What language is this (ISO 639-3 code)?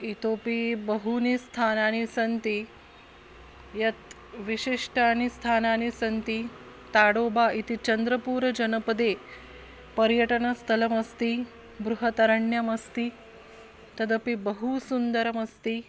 san